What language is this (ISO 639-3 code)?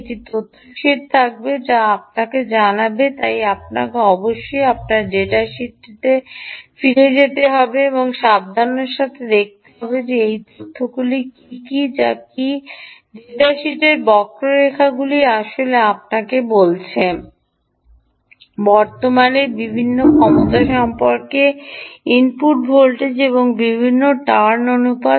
ben